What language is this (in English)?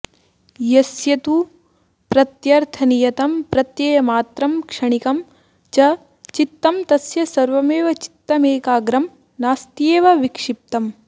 Sanskrit